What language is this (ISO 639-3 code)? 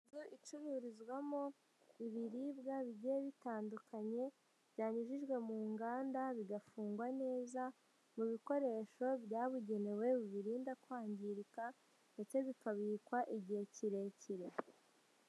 kin